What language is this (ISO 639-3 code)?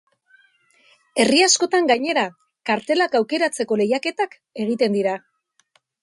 eus